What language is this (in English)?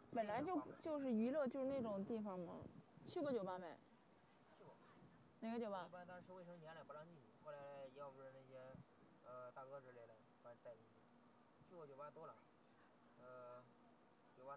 Chinese